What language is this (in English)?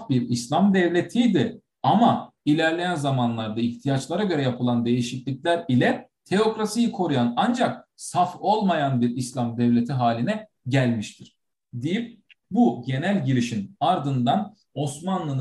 Turkish